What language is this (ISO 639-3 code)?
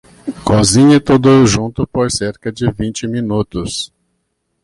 por